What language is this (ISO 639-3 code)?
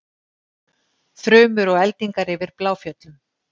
isl